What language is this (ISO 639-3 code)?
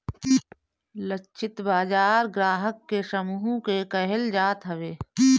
bho